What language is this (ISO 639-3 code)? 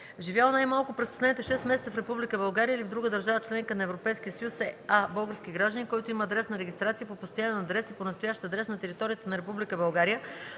bul